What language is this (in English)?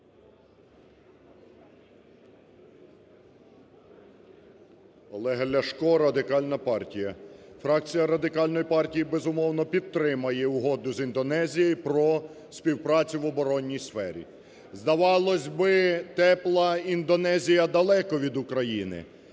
Ukrainian